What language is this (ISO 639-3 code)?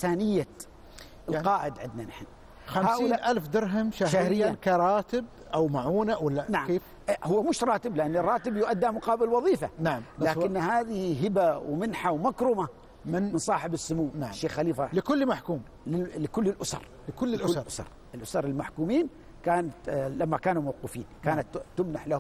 ara